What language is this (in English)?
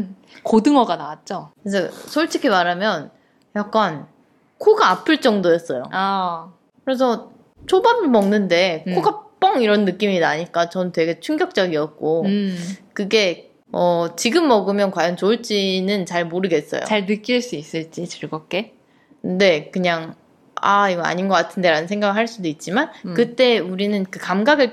Korean